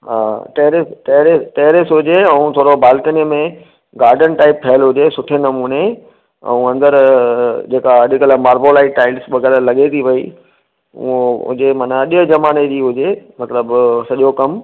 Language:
Sindhi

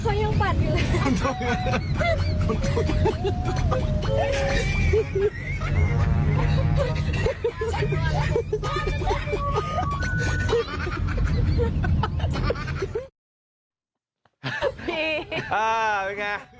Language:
Thai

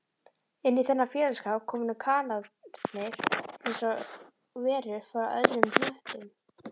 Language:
Icelandic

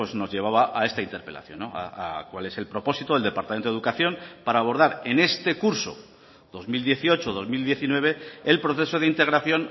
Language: Spanish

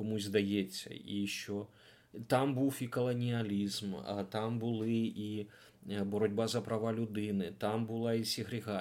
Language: Ukrainian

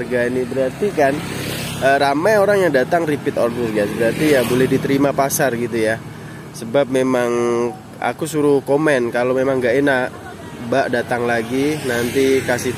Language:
Indonesian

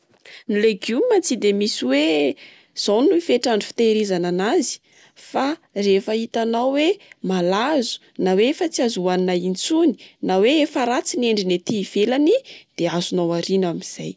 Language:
Malagasy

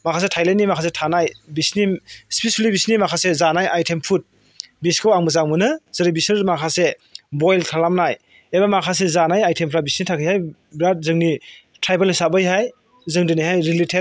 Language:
Bodo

